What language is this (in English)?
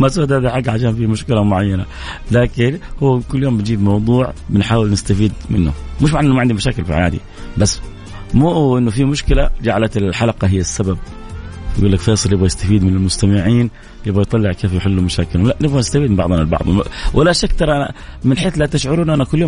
Arabic